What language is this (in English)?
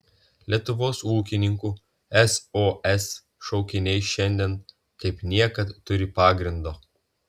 Lithuanian